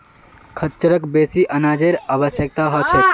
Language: Magahi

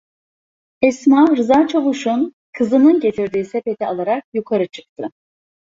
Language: Turkish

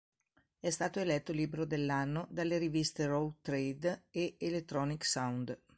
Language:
Italian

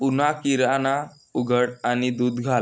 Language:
Marathi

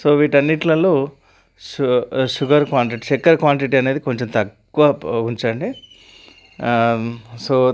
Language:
Telugu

